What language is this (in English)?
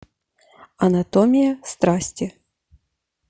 Russian